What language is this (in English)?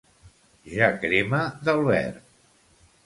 Catalan